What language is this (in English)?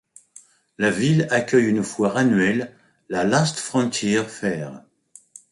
French